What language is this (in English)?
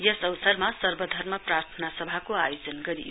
Nepali